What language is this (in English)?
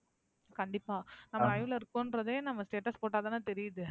Tamil